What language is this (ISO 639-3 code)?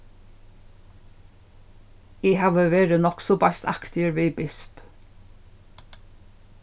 fao